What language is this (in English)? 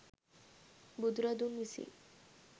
Sinhala